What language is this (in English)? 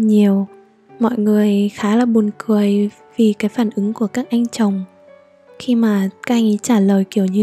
Vietnamese